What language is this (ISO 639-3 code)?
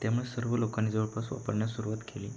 mar